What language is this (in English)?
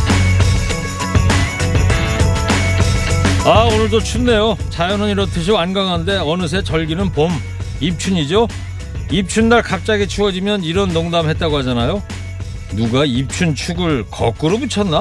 Korean